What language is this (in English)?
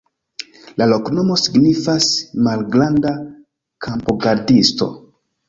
Esperanto